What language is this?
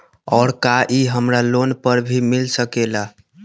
Magahi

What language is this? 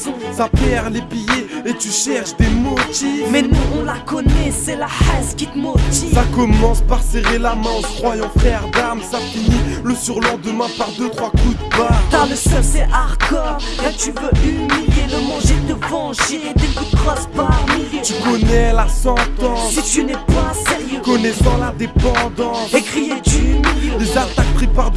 French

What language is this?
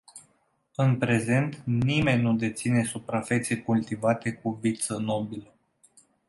Romanian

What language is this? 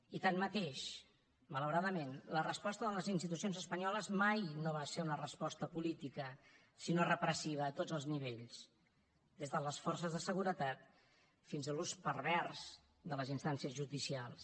Catalan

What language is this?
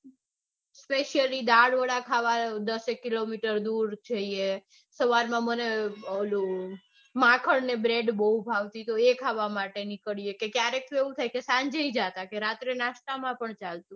Gujarati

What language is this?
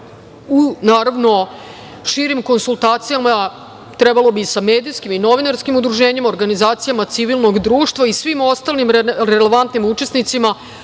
Serbian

